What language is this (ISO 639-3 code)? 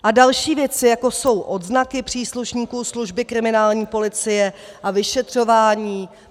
ces